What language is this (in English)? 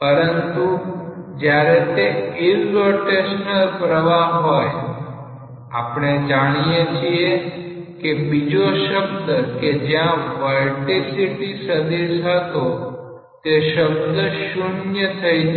Gujarati